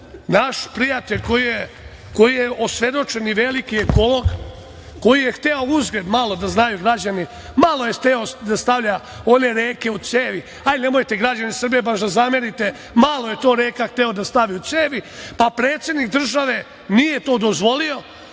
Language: Serbian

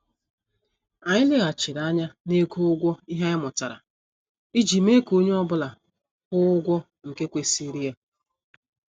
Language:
Igbo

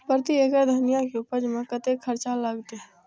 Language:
Maithili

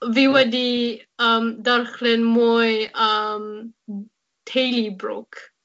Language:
Welsh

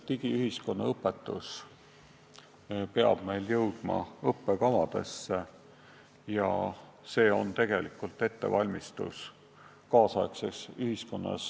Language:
Estonian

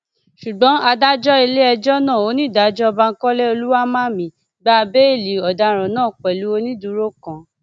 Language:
Yoruba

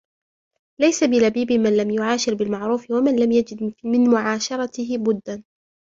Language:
Arabic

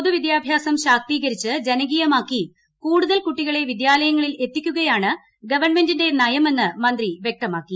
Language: Malayalam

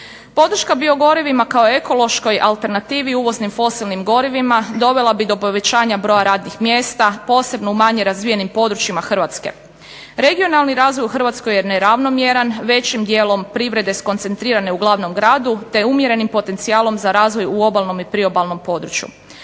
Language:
Croatian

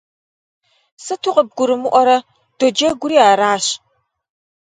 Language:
Kabardian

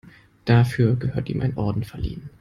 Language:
German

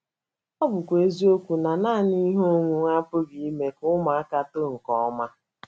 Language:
Igbo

